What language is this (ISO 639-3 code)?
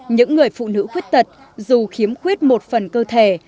vie